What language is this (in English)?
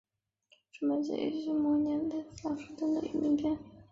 Chinese